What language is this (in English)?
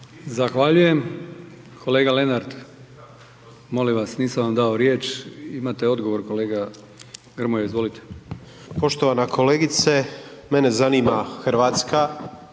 Croatian